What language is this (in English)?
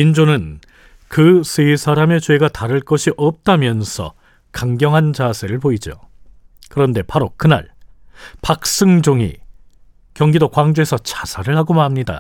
Korean